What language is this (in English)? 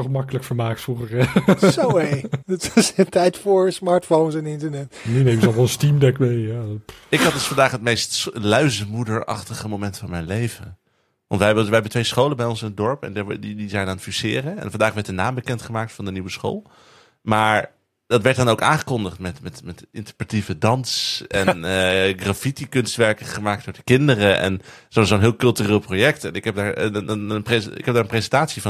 Dutch